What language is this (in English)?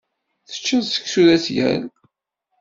Kabyle